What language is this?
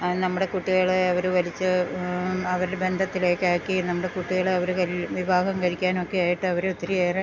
Malayalam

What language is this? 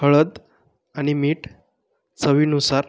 Marathi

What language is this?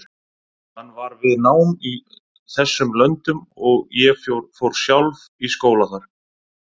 Icelandic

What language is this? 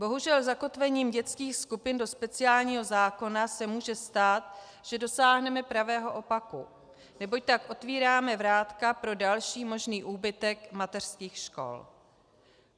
Czech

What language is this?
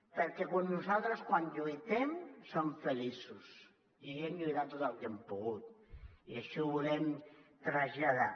Catalan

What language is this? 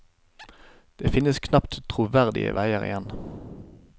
Norwegian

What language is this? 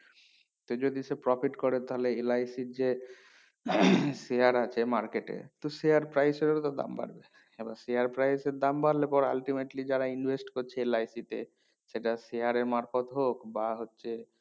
Bangla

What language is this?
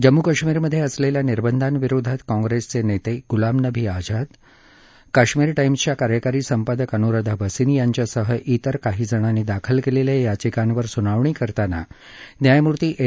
Marathi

